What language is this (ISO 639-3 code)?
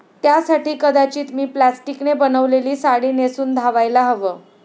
mar